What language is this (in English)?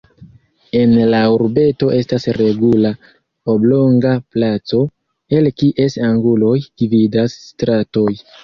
Esperanto